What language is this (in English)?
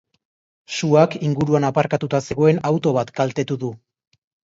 Basque